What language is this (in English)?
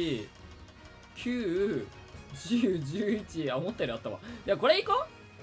Japanese